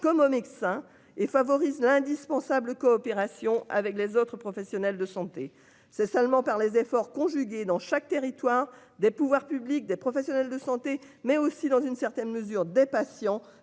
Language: French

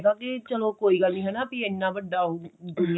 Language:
Punjabi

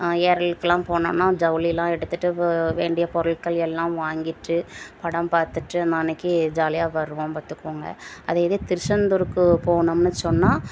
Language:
Tamil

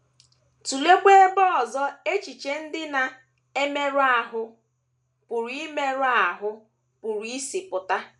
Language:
Igbo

